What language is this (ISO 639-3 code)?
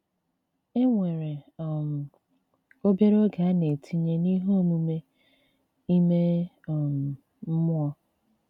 ibo